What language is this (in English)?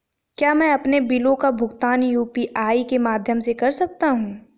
Hindi